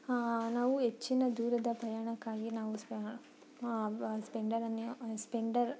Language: Kannada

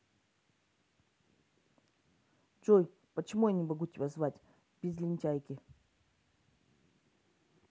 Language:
Russian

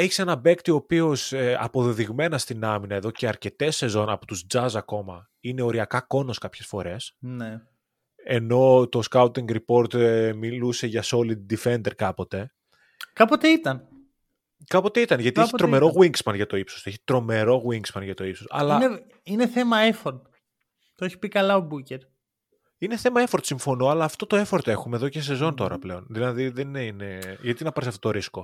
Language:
Greek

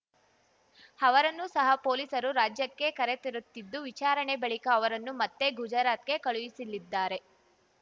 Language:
Kannada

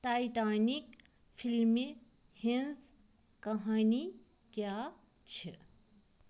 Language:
Kashmiri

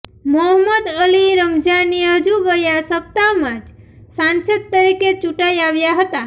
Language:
Gujarati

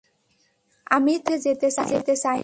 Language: Bangla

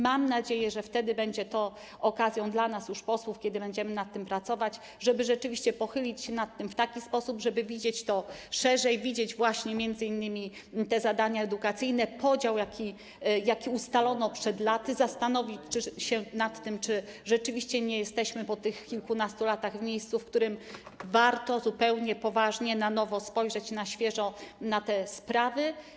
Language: Polish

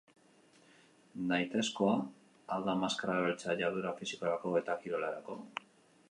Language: Basque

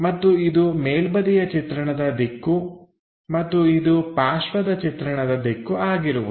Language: Kannada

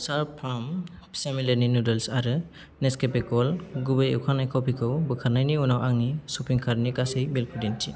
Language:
Bodo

